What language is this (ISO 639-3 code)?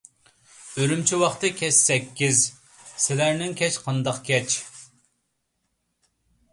uig